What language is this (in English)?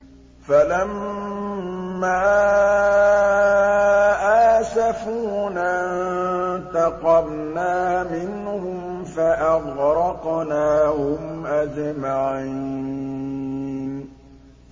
Arabic